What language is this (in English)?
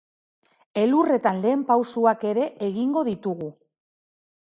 Basque